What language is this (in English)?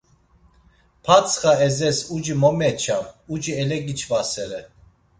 Laz